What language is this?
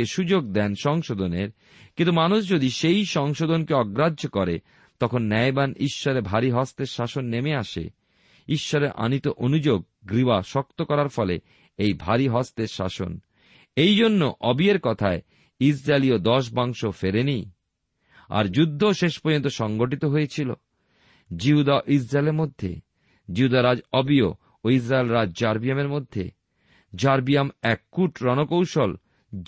Bangla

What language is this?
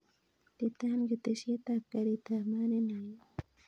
Kalenjin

